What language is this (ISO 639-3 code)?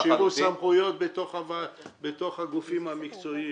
heb